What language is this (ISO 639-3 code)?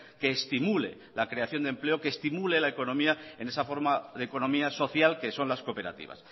spa